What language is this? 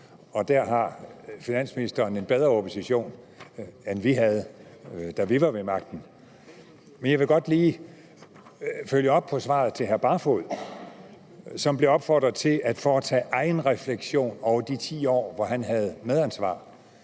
Danish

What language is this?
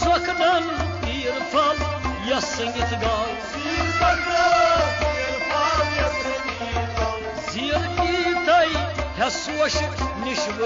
Turkish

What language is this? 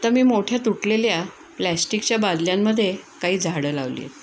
Marathi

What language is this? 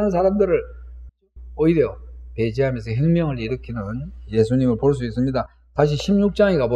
Korean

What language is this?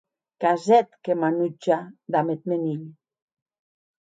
Occitan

